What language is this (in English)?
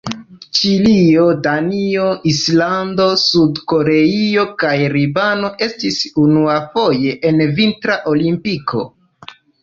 Esperanto